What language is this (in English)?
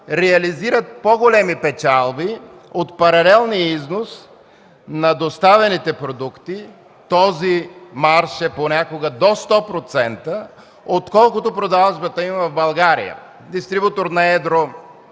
Bulgarian